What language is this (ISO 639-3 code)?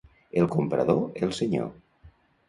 cat